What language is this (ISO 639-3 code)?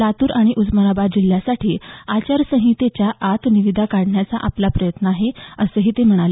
mar